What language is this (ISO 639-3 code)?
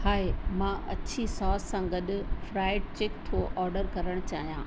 snd